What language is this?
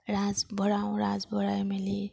Assamese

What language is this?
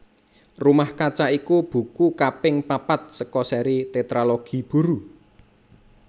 Javanese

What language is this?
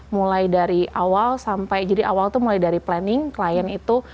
Indonesian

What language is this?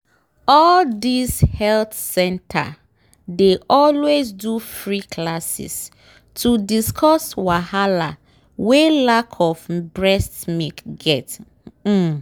Nigerian Pidgin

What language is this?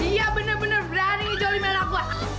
Indonesian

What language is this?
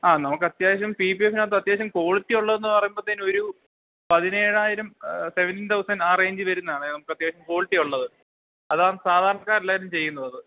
Malayalam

